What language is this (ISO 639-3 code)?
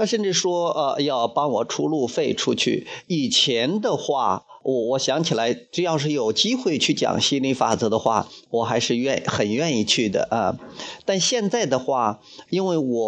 zho